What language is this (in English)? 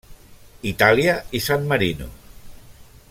Catalan